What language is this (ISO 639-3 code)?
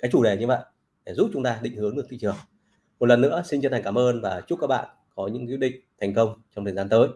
vie